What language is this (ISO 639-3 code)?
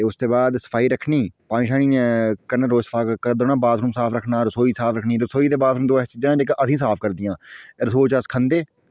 doi